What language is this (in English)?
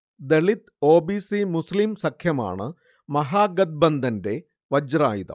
Malayalam